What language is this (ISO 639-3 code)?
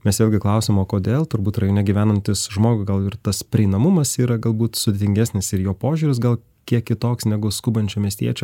lit